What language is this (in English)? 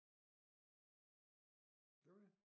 Danish